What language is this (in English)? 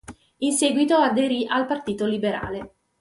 Italian